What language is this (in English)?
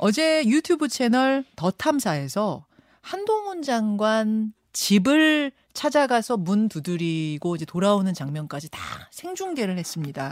Korean